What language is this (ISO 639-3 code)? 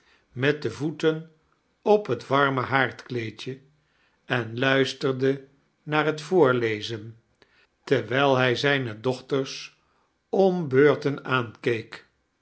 nld